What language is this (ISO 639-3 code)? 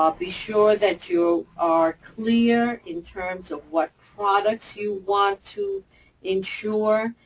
eng